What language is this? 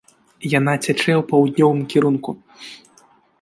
Belarusian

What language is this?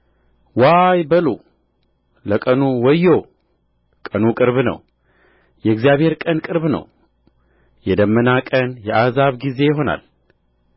Amharic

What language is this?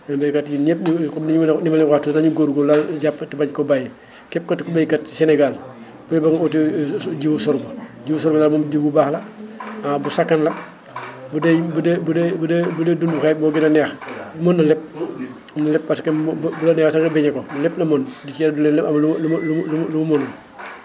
Wolof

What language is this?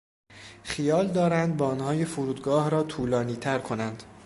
Persian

